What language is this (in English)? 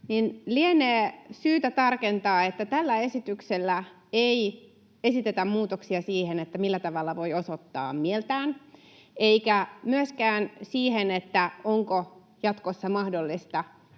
Finnish